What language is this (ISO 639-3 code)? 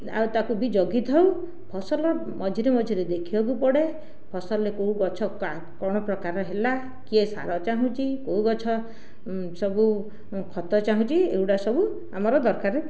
ori